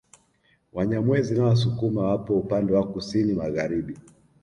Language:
Swahili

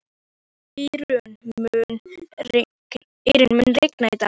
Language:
Icelandic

